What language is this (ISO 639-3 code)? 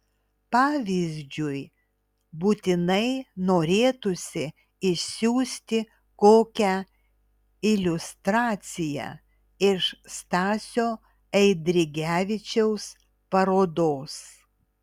lit